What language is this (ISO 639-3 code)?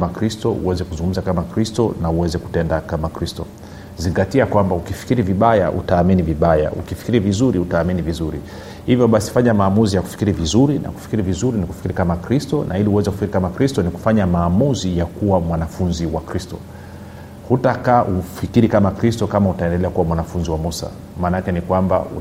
swa